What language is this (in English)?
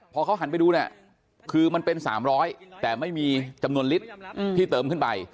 Thai